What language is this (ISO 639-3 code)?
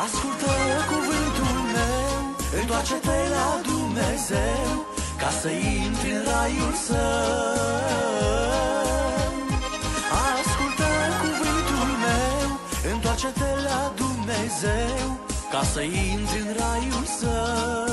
ron